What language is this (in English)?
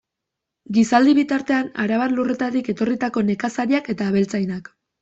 Basque